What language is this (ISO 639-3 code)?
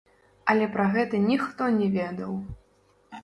bel